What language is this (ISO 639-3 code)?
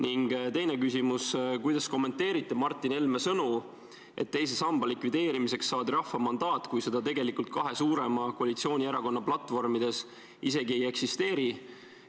est